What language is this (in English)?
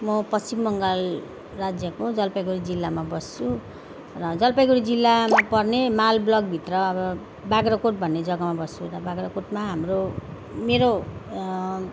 Nepali